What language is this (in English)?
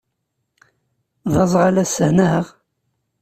Kabyle